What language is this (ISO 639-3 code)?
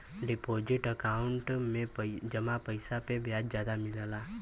bho